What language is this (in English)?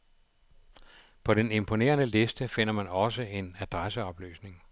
Danish